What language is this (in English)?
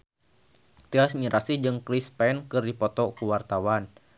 Sundanese